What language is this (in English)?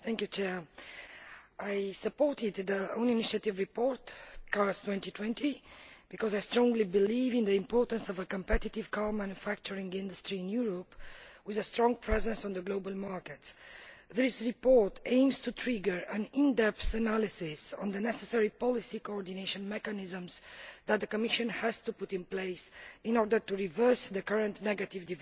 English